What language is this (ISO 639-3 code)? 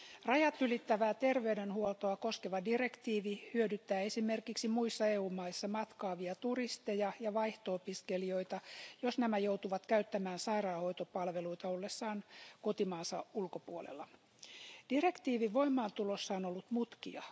fin